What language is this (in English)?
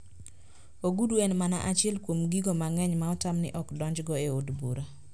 Luo (Kenya and Tanzania)